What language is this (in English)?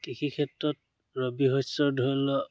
Assamese